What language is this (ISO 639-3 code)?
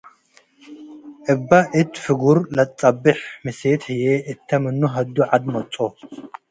tig